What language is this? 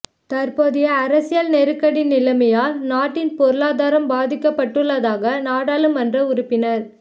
Tamil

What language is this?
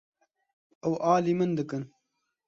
Kurdish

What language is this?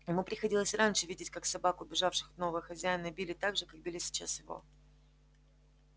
Russian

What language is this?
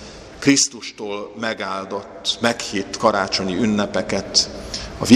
Hungarian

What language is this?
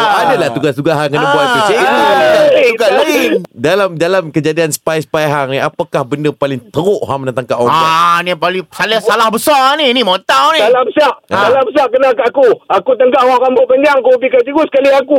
Malay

